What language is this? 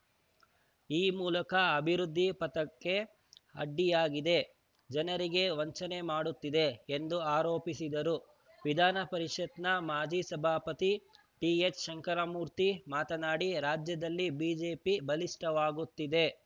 Kannada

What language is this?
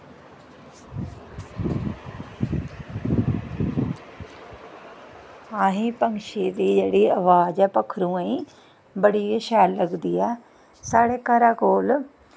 Dogri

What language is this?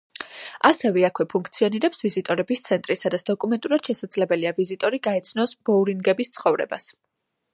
Georgian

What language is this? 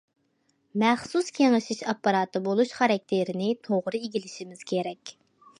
Uyghur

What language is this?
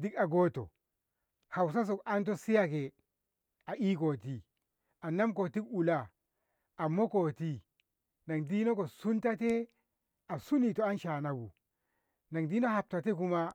Ngamo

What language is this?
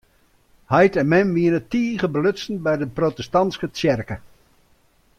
Western Frisian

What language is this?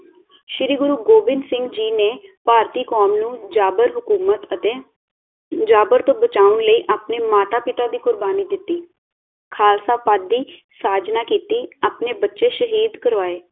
Punjabi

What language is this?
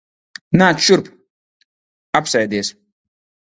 Latvian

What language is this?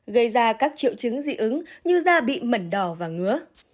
Vietnamese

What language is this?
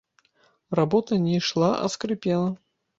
Belarusian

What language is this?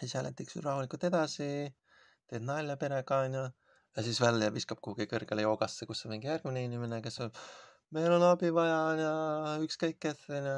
Finnish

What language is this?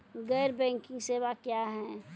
Maithili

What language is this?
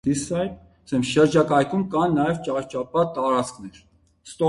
Armenian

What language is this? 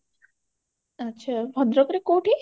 Odia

